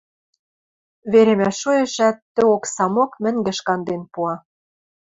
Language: Western Mari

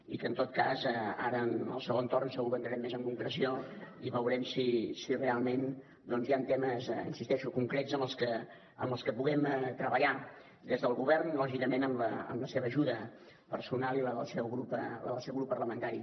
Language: Catalan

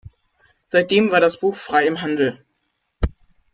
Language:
German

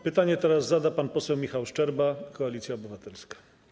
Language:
Polish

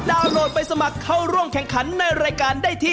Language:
Thai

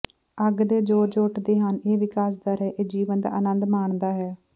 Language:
Punjabi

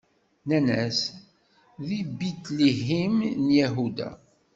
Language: Kabyle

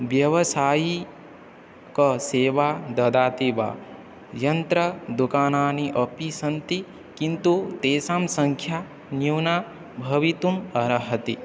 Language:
Sanskrit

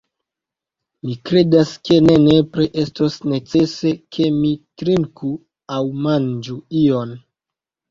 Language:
Esperanto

